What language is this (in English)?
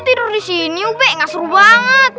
Indonesian